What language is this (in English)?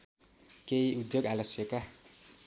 Nepali